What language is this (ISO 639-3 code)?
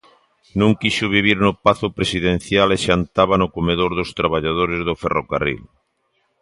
glg